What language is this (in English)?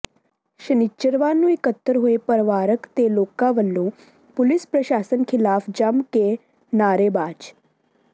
Punjabi